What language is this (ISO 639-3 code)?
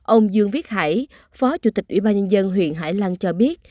vie